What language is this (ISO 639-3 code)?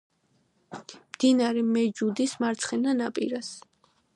kat